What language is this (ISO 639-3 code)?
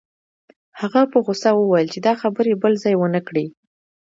pus